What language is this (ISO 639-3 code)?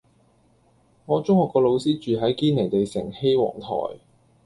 yue